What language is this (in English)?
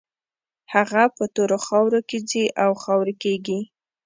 Pashto